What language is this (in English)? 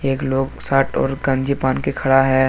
Hindi